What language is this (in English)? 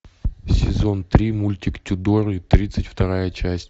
Russian